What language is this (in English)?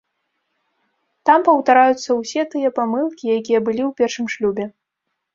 Belarusian